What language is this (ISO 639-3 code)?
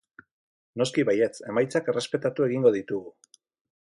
eus